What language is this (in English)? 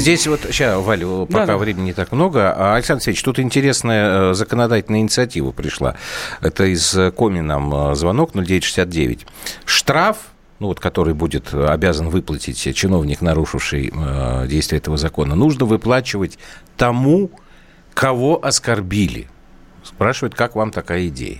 Russian